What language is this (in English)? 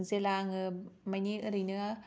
Bodo